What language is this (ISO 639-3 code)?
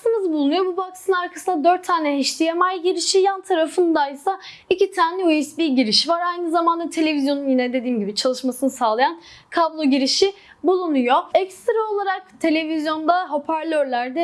tur